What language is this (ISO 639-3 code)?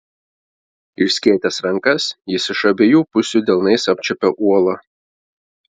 lit